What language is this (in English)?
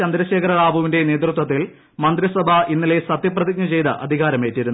Malayalam